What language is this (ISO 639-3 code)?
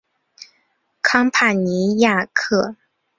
zho